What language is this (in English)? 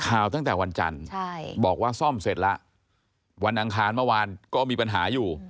Thai